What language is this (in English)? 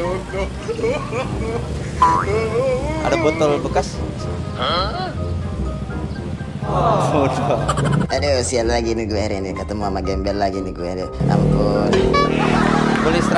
Indonesian